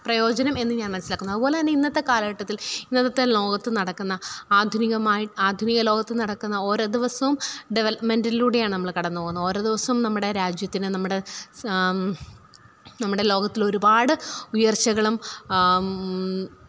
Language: Malayalam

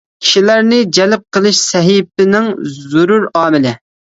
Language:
Uyghur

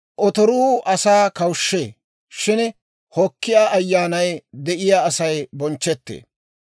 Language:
Dawro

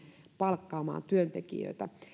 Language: Finnish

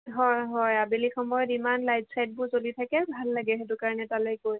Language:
Assamese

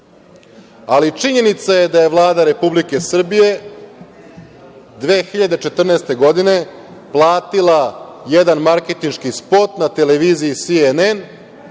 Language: Serbian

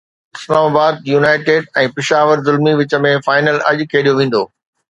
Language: Sindhi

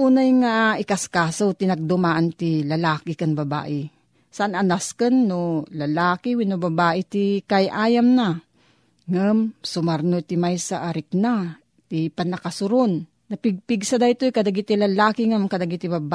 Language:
Filipino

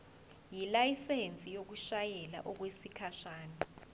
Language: Zulu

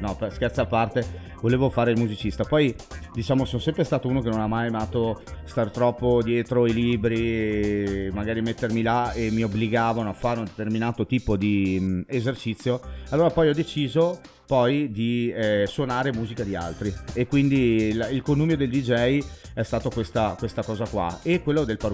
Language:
Italian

